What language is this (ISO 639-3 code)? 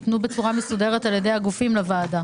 heb